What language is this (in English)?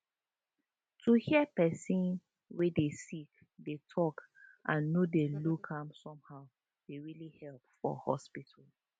Nigerian Pidgin